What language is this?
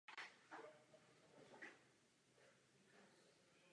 Czech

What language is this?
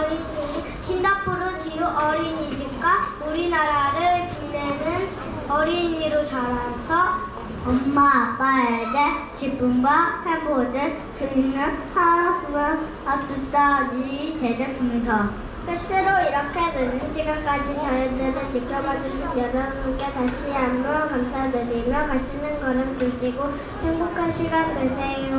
Korean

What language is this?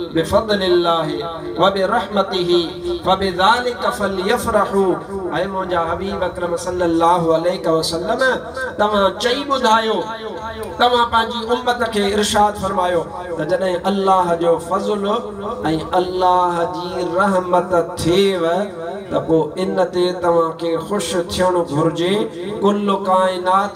Arabic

